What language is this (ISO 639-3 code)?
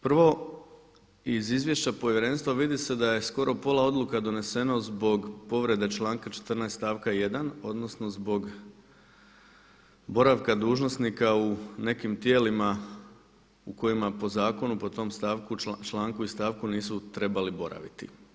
hrv